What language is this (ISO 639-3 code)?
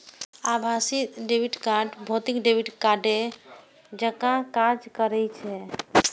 mai